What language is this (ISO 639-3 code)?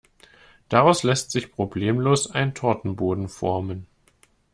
deu